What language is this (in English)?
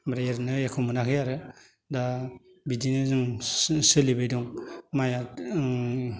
Bodo